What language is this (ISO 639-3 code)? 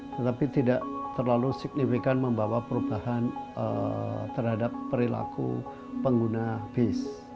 ind